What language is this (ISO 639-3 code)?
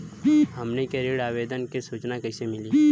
bho